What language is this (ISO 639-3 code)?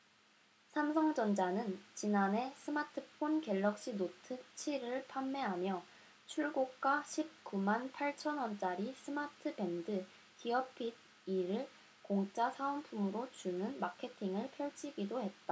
kor